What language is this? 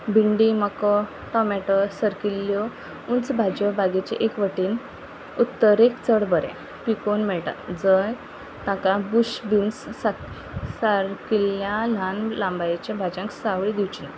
Konkani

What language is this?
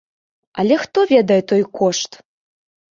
Belarusian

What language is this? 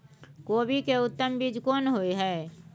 Maithili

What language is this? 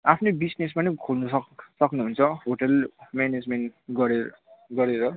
Nepali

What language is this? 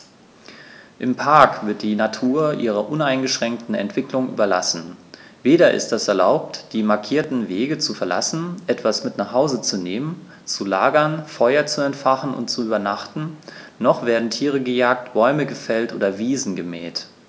German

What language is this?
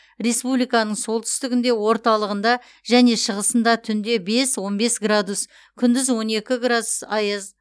Kazakh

